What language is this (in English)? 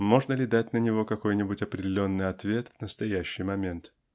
Russian